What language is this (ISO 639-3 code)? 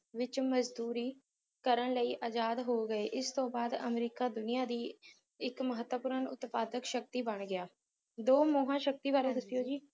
pan